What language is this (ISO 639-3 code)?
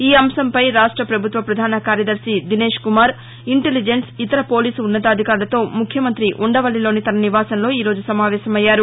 tel